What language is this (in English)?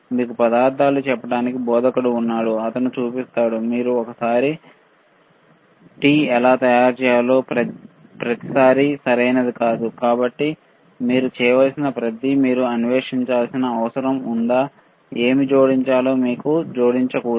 Telugu